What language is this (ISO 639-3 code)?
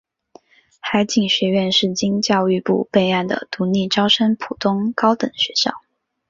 zho